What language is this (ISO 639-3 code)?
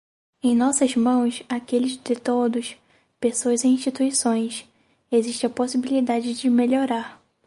por